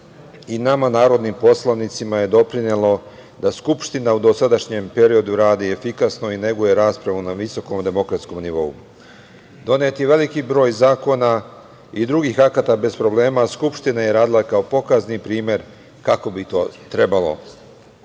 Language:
Serbian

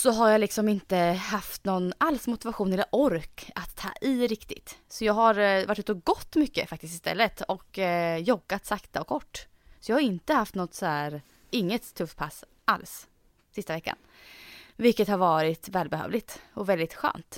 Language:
Swedish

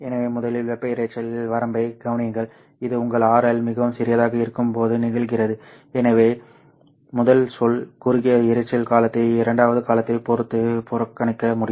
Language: Tamil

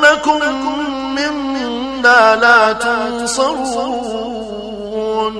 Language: Arabic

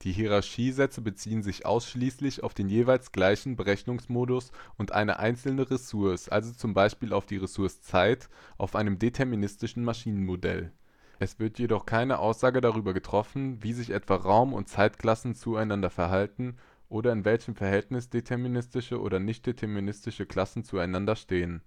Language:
German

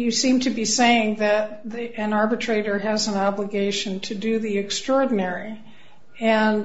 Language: English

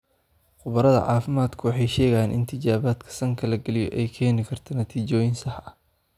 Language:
Somali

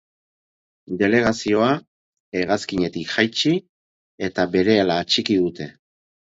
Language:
Basque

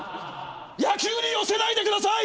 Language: Japanese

